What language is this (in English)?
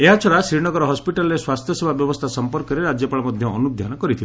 Odia